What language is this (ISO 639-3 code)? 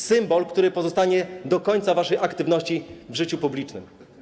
pol